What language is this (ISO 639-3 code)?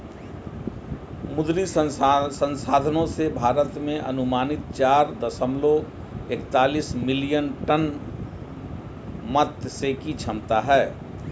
hin